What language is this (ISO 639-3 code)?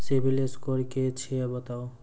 mai